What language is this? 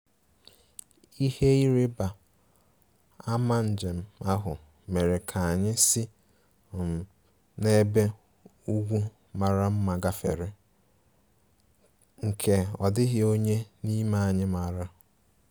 Igbo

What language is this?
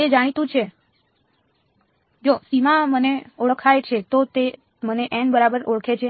Gujarati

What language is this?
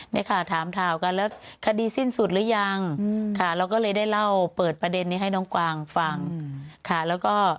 Thai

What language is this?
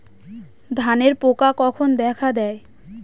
Bangla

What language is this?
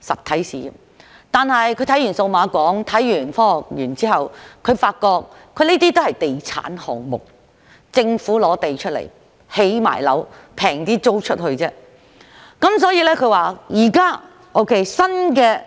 Cantonese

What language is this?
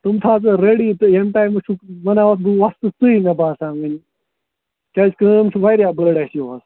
Kashmiri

